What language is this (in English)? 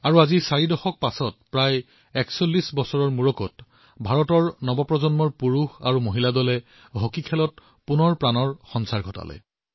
Assamese